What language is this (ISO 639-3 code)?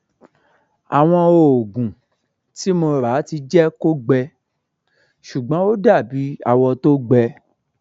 yor